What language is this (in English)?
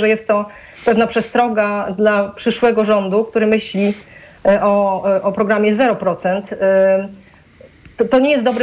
Polish